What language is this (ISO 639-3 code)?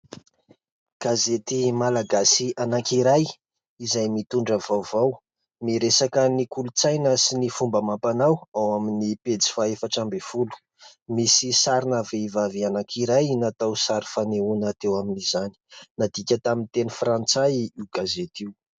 mlg